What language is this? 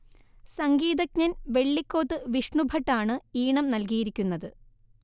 Malayalam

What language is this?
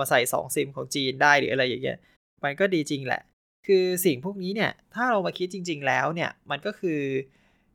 Thai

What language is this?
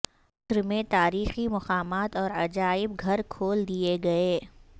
Urdu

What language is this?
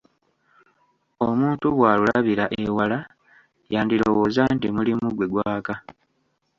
Ganda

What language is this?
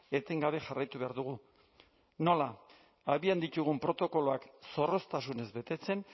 Basque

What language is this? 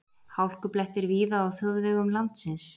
Icelandic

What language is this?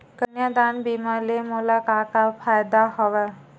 Chhattisgarhi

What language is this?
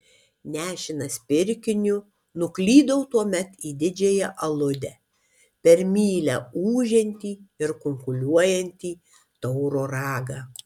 Lithuanian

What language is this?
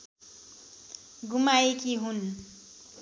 Nepali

